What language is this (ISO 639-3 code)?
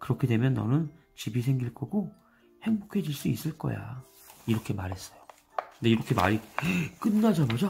kor